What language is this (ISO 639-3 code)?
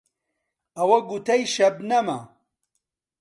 ckb